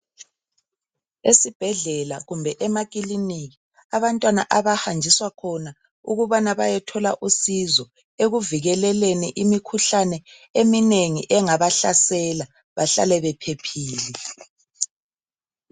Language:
North Ndebele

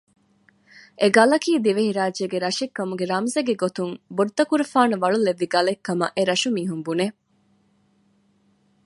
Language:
Divehi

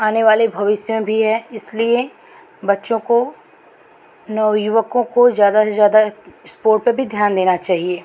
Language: Hindi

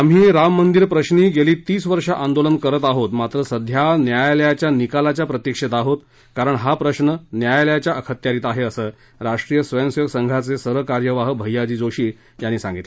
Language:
Marathi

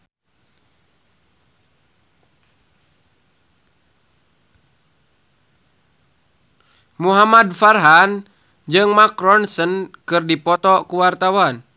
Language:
Sundanese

